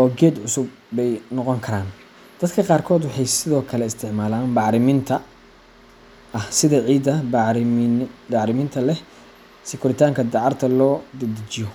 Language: Somali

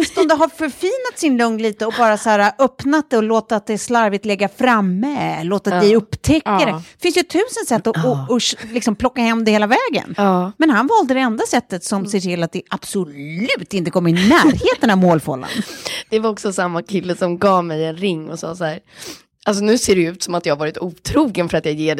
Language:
Swedish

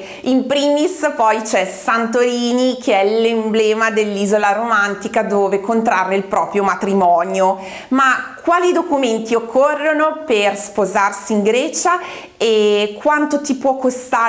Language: Italian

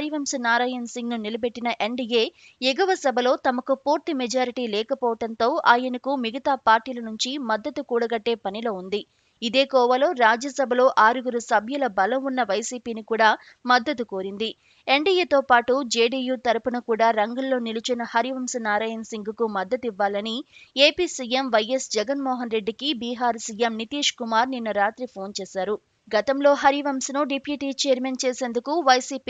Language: Hindi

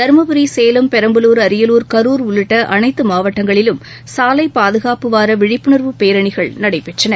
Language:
Tamil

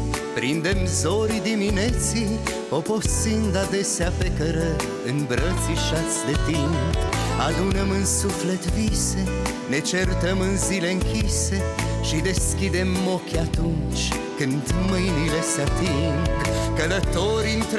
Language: Romanian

